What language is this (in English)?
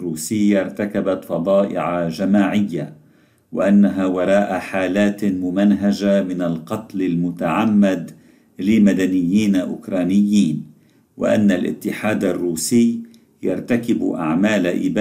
Arabic